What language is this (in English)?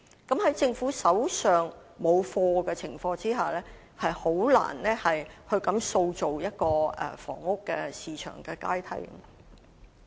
Cantonese